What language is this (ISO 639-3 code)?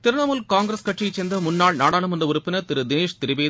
tam